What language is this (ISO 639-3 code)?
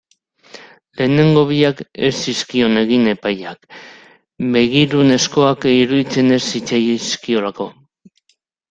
eus